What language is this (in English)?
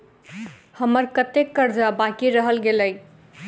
Maithili